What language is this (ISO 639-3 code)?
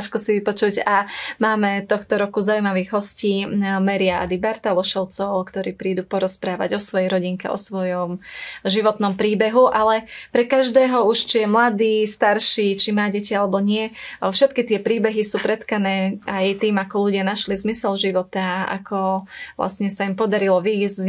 slk